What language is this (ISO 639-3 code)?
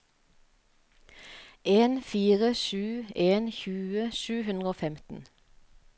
nor